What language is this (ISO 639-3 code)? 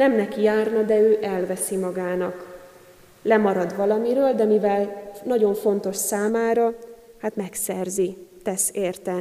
hun